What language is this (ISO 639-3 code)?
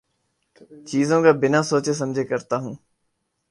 urd